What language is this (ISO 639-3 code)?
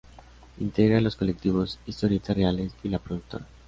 spa